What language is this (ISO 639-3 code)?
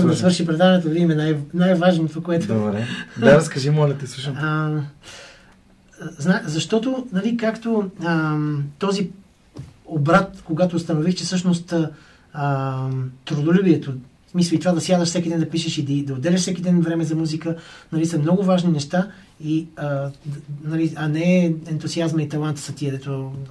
bul